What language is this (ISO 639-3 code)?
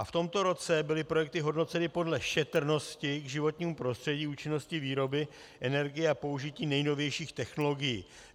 ces